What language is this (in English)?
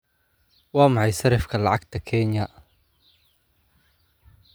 Somali